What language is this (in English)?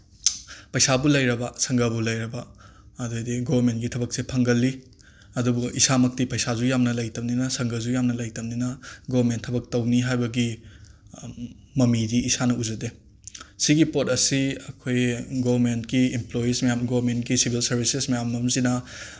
Manipuri